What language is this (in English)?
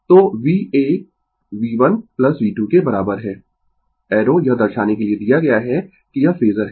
Hindi